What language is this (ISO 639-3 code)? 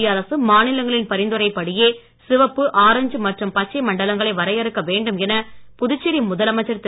tam